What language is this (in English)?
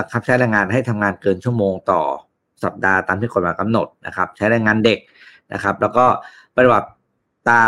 Thai